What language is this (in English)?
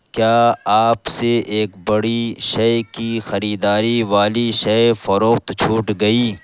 Urdu